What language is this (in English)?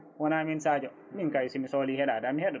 Fula